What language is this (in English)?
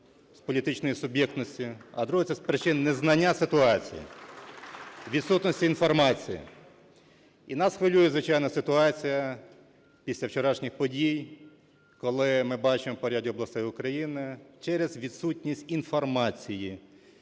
Ukrainian